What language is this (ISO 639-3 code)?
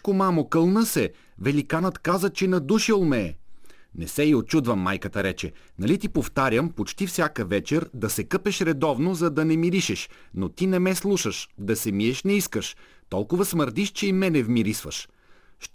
bul